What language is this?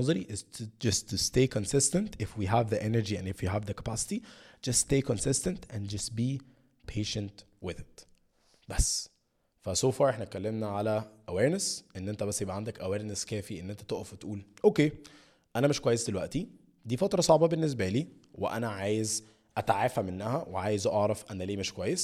Arabic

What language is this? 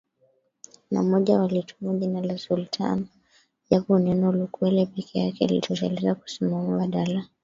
Swahili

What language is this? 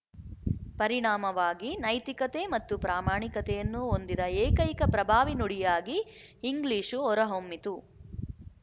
Kannada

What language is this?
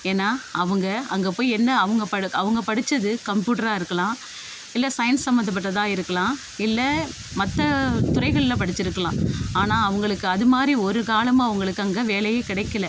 Tamil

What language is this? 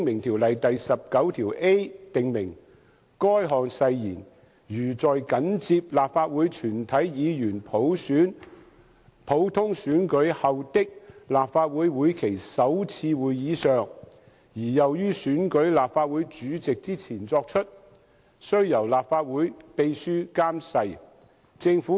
Cantonese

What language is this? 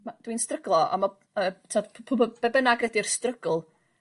Welsh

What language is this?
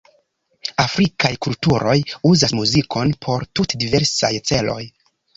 Esperanto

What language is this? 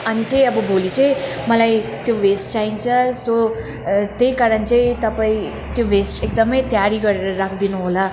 Nepali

